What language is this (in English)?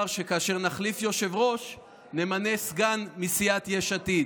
Hebrew